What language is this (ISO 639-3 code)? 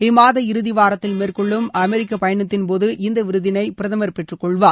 tam